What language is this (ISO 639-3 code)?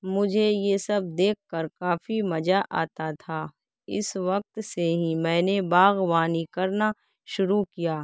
urd